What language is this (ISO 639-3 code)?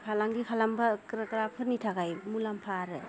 brx